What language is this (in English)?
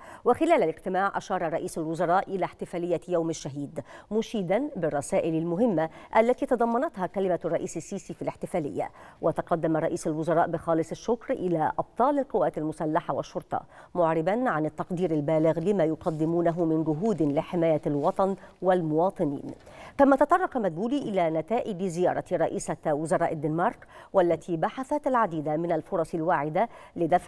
Arabic